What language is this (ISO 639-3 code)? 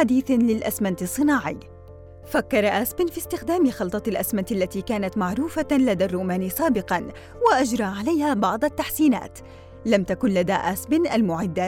ara